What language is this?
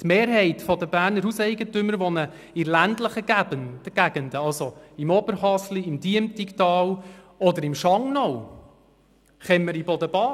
Swiss German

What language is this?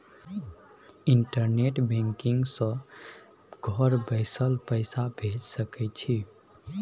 Maithili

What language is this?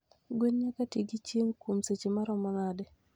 Luo (Kenya and Tanzania)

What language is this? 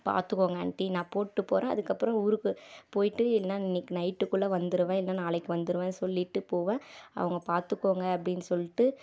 Tamil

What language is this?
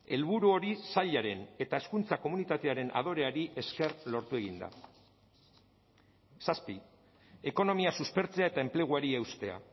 Basque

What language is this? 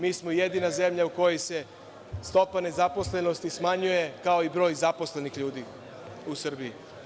Serbian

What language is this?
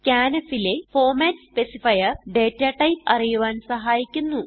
Malayalam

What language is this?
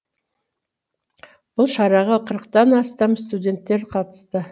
Kazakh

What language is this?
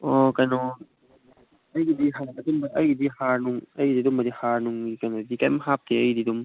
Manipuri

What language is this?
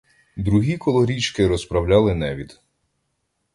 Ukrainian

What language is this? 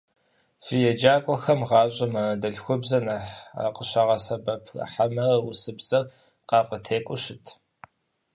Kabardian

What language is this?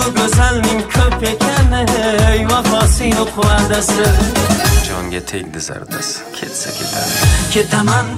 Arabic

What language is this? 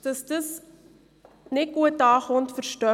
Swiss German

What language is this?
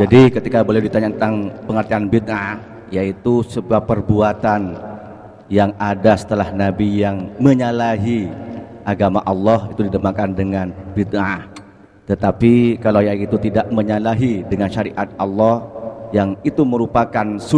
Arabic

